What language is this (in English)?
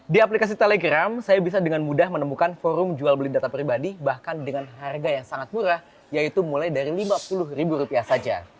Indonesian